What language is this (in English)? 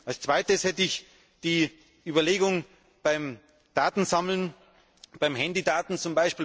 German